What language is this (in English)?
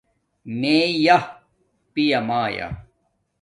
Domaaki